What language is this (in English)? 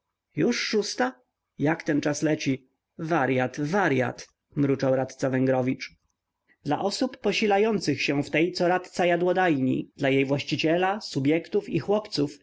Polish